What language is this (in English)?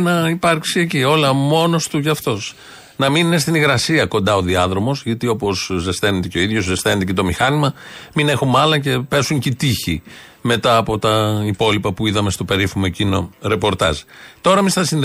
Greek